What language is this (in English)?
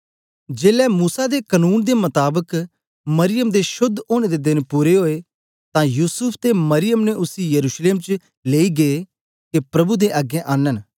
Dogri